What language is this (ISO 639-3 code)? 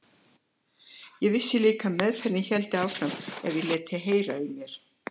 isl